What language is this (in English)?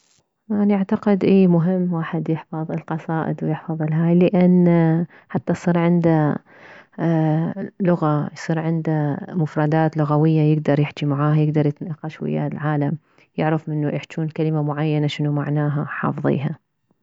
Mesopotamian Arabic